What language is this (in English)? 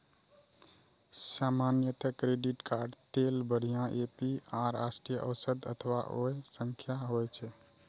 Maithili